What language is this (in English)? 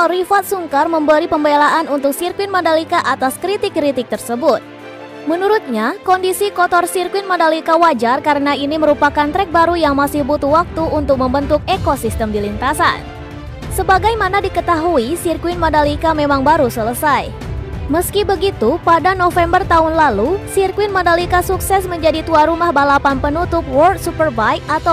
Indonesian